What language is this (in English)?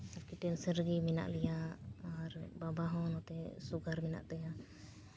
Santali